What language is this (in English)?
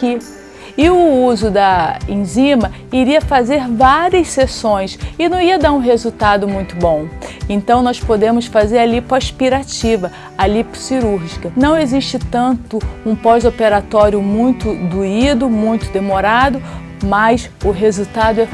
Portuguese